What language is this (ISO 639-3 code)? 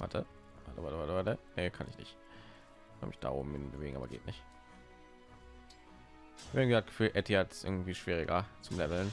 deu